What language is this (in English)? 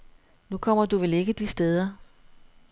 Danish